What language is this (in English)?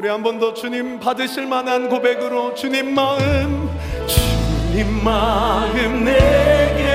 Korean